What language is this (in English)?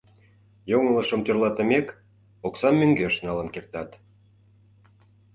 Mari